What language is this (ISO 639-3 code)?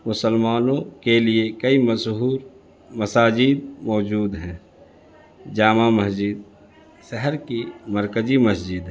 urd